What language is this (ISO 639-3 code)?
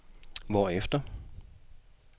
dan